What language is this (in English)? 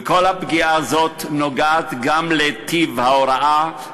Hebrew